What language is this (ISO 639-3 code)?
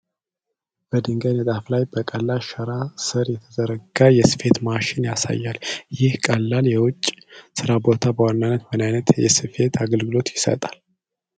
amh